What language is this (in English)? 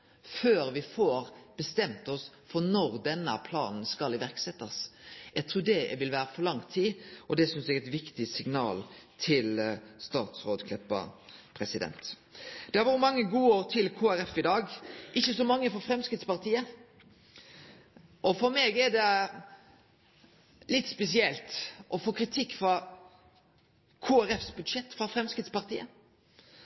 Norwegian Nynorsk